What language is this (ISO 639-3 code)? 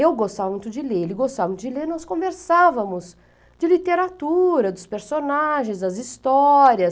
por